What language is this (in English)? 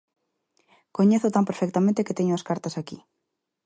Galician